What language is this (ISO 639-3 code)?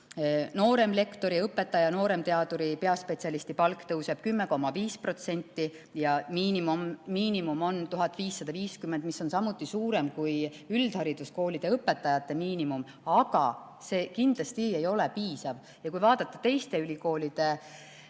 est